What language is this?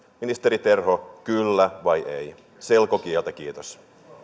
Finnish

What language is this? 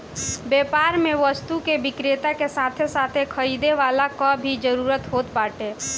Bhojpuri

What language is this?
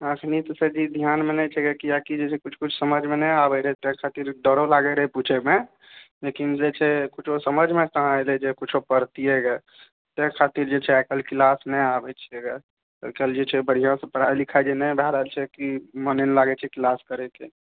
Maithili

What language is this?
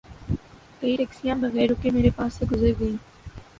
Urdu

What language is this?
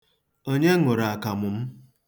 Igbo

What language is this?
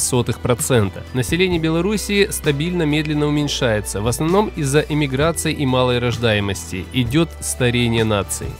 Russian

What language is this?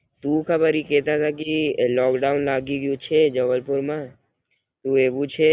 Gujarati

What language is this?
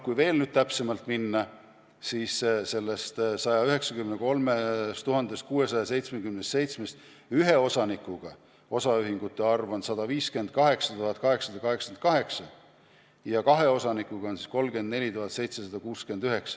Estonian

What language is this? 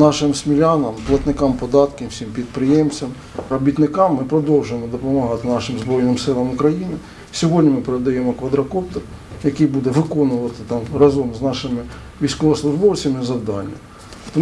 Ukrainian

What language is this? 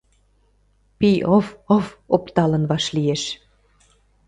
Mari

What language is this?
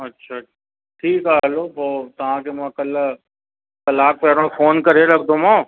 Sindhi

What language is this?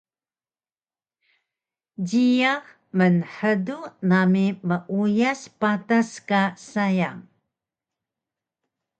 Taroko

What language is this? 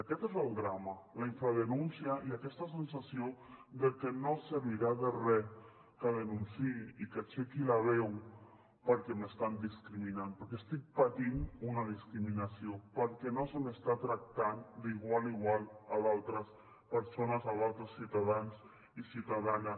Catalan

